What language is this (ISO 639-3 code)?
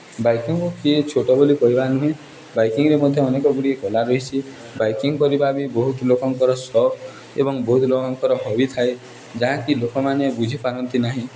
ori